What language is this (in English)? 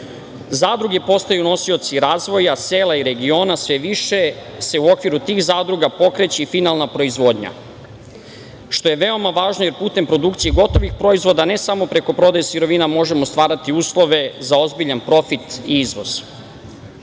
Serbian